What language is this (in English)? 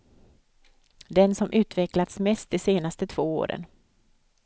Swedish